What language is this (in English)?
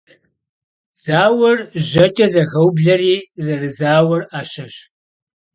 Kabardian